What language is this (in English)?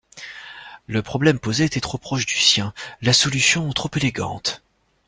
French